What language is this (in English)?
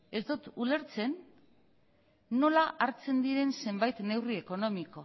Basque